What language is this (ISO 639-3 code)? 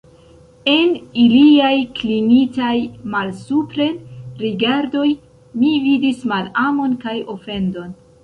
epo